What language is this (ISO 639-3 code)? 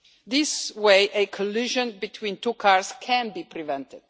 eng